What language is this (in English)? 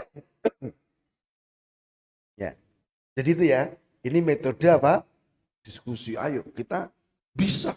Indonesian